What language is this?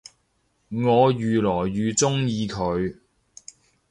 Cantonese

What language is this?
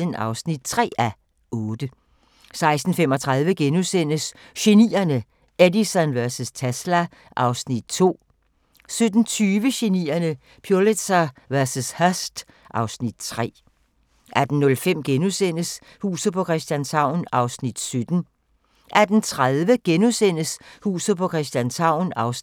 Danish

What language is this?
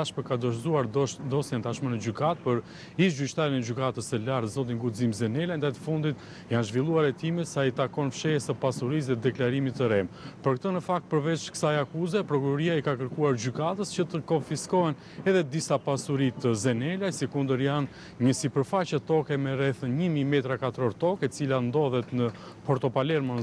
Romanian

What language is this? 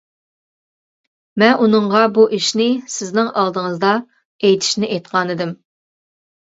Uyghur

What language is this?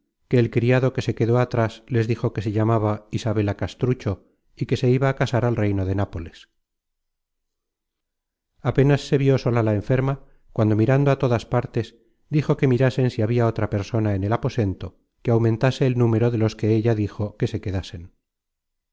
Spanish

